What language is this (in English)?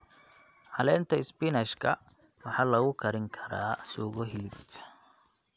Somali